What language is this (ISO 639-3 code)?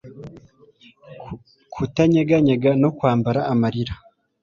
kin